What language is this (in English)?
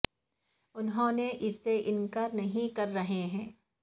Urdu